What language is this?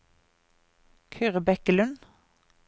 Norwegian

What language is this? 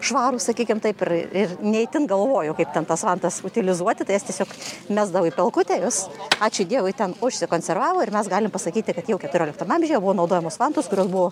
Lithuanian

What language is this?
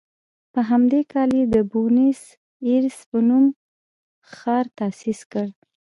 Pashto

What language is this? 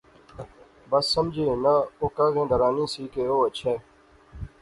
Pahari-Potwari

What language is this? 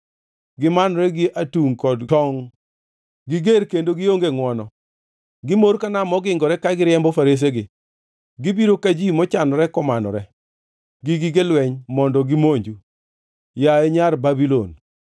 Luo (Kenya and Tanzania)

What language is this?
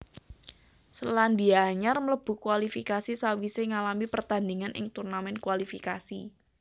Javanese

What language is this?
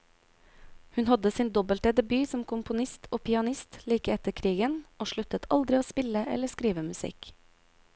Norwegian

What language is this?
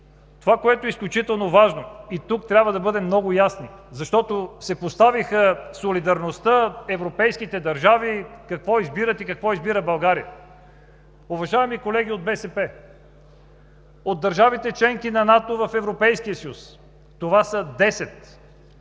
Bulgarian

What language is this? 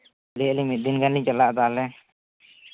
Santali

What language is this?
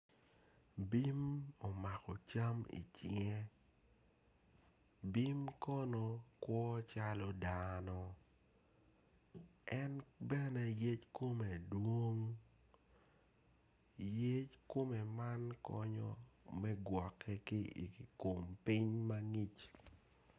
Acoli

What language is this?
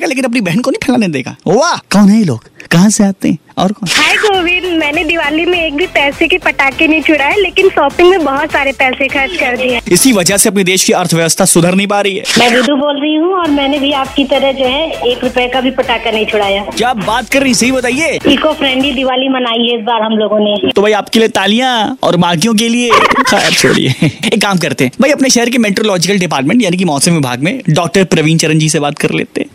Hindi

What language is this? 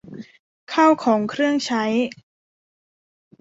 Thai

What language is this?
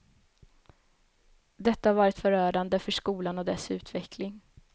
Swedish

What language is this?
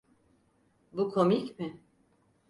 Turkish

